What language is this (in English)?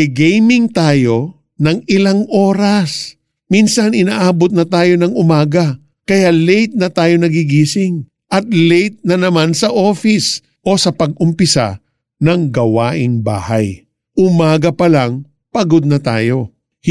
Filipino